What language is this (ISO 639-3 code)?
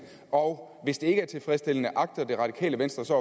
dan